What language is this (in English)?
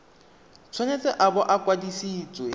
Tswana